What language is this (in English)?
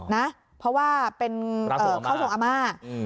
Thai